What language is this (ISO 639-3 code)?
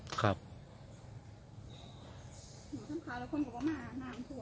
tha